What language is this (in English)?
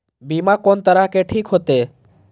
Maithili